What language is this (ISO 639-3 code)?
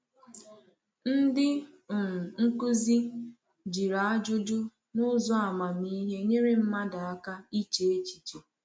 ibo